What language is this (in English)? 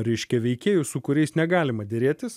Lithuanian